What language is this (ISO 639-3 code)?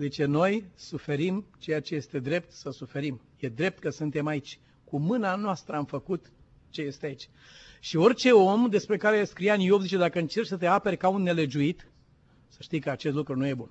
ron